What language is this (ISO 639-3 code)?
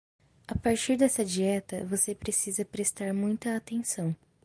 por